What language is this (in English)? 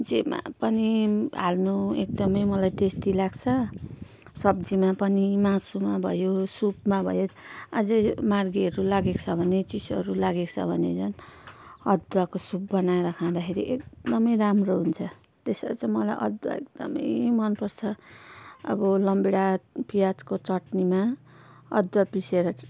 Nepali